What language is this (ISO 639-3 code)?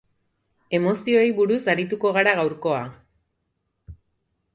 eus